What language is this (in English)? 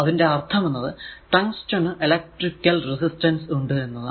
Malayalam